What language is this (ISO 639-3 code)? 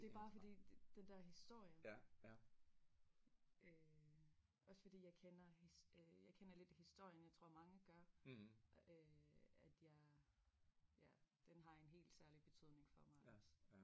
dan